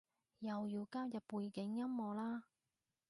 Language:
Cantonese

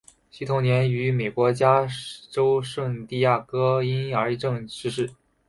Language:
Chinese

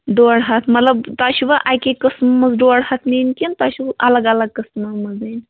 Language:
Kashmiri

